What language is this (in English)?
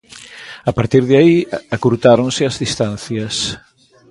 Galician